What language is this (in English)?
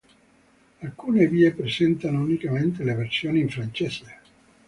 Italian